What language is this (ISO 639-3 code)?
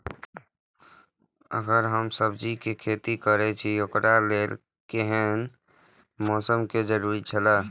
mai